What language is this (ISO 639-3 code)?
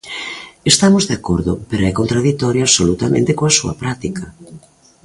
glg